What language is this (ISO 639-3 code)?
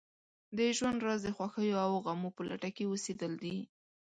pus